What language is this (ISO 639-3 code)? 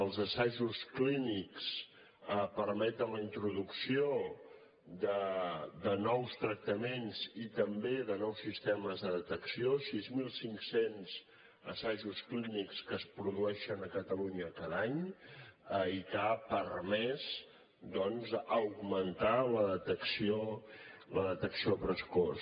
cat